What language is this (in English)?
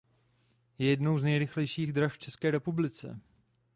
Czech